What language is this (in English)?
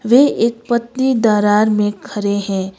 Hindi